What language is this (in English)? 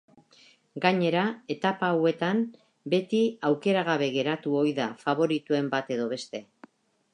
Basque